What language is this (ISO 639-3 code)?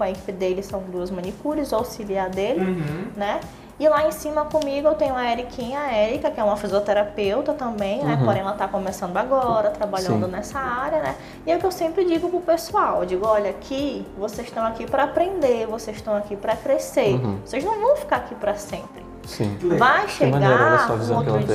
por